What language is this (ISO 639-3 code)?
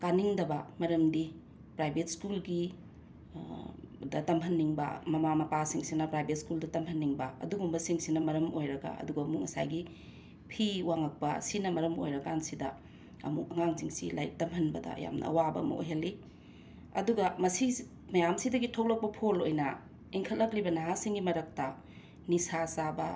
mni